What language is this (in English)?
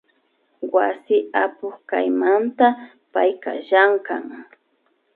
Imbabura Highland Quichua